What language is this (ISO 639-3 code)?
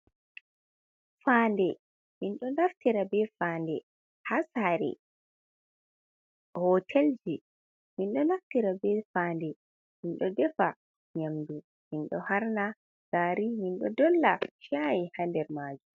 ful